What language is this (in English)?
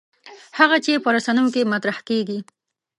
Pashto